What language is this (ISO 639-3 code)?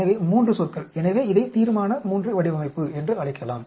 tam